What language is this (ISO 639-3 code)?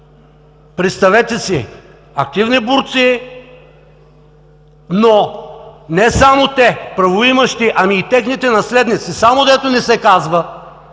bul